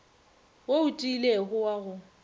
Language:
Northern Sotho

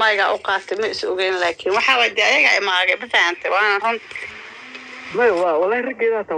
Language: Arabic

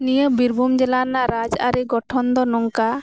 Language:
Santali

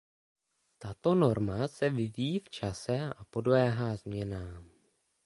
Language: Czech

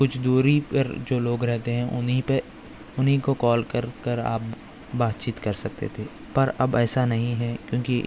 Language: Urdu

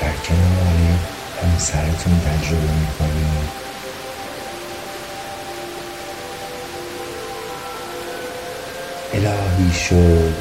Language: Persian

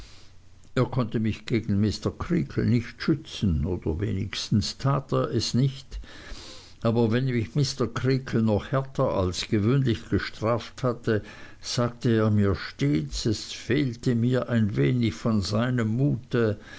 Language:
German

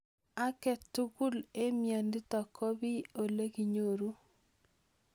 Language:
Kalenjin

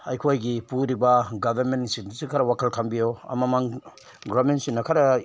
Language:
Manipuri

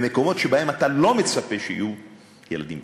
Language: Hebrew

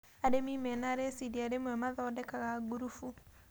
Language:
Kikuyu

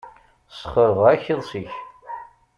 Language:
Kabyle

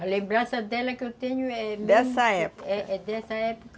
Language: Portuguese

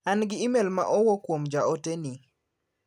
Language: Luo (Kenya and Tanzania)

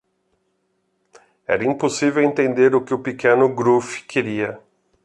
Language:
Portuguese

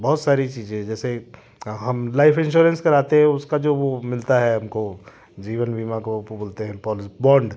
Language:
Hindi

